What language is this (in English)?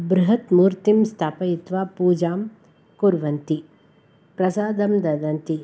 Sanskrit